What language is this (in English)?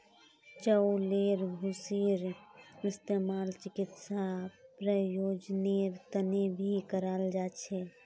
Magahi